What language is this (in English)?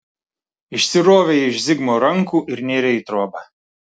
Lithuanian